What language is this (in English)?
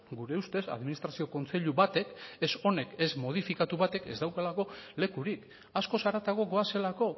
Basque